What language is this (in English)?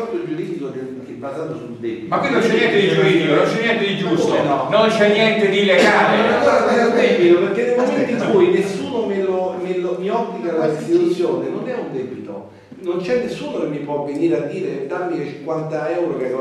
Italian